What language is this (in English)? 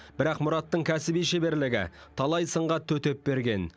Kazakh